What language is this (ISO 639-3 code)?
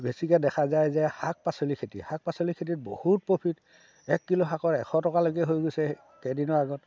asm